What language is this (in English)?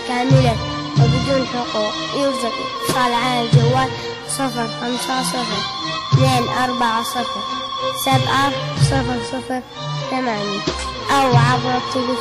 Arabic